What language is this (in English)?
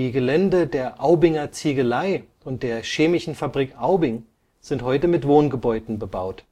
German